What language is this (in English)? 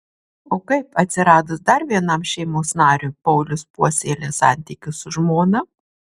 Lithuanian